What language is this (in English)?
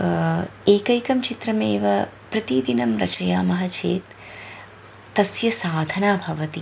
Sanskrit